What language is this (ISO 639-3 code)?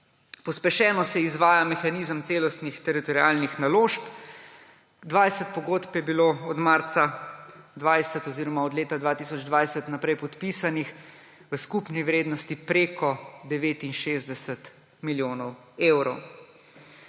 slv